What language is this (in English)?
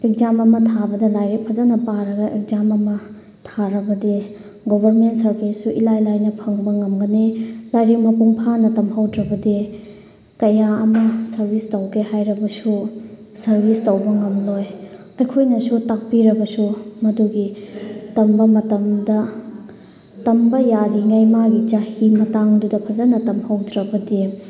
Manipuri